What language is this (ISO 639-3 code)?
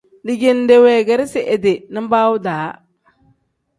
kdh